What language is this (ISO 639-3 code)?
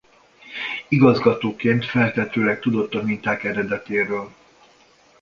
hun